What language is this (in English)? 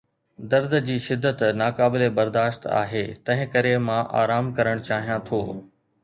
Sindhi